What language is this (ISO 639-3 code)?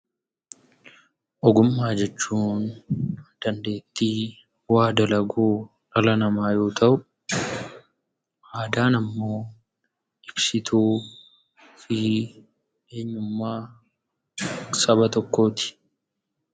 orm